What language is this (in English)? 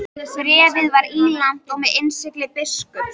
Icelandic